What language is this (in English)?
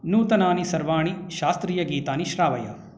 Sanskrit